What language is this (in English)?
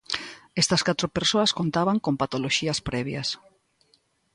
Galician